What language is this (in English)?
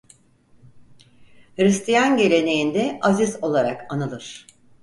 Turkish